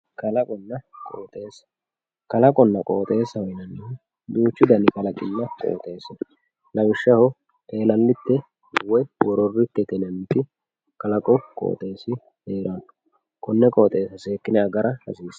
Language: Sidamo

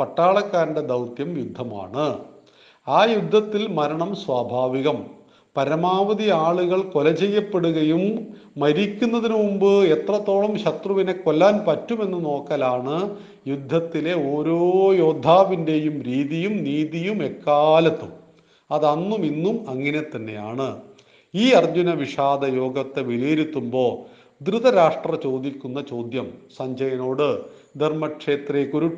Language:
Malayalam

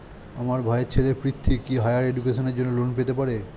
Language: Bangla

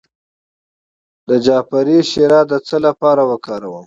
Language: Pashto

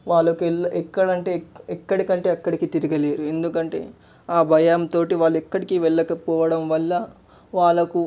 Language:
Telugu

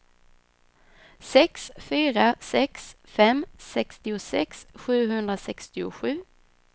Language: Swedish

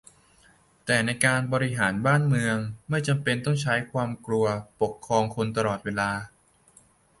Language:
Thai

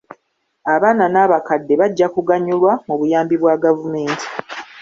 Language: Ganda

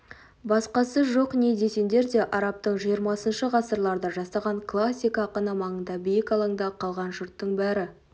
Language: Kazakh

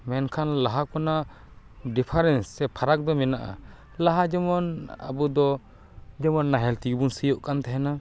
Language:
Santali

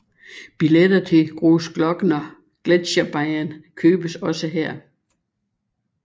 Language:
Danish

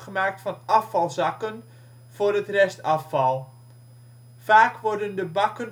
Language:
Dutch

